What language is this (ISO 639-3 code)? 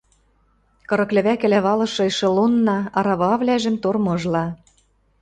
mrj